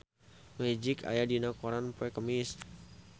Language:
Sundanese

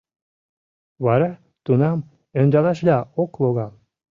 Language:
Mari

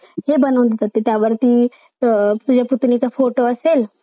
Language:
Marathi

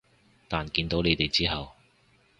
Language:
Cantonese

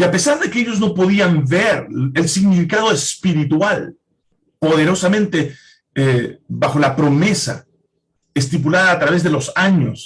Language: Spanish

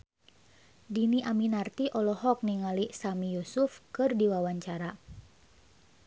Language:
Sundanese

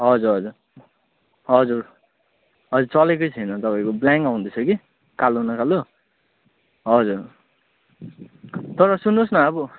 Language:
Nepali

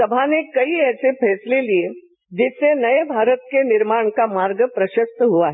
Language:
Hindi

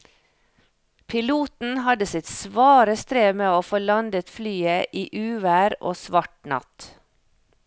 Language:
Norwegian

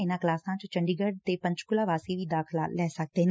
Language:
Punjabi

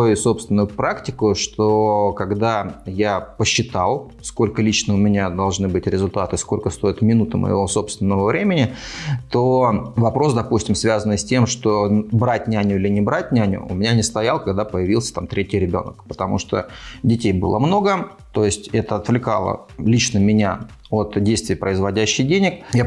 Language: Russian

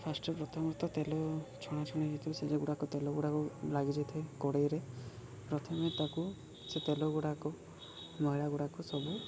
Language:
Odia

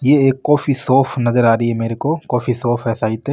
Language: Marwari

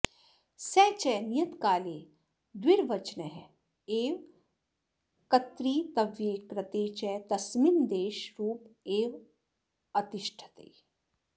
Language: Sanskrit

